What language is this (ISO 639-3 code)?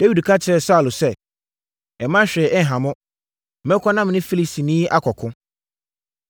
aka